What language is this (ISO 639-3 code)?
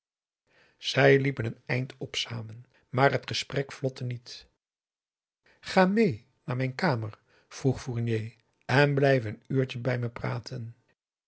nld